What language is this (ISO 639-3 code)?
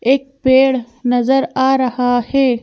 hin